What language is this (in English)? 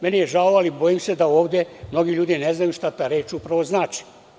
Serbian